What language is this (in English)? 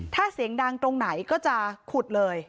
Thai